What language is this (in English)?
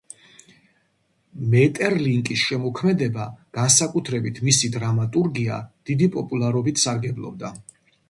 Georgian